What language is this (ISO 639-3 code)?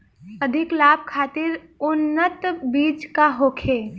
bho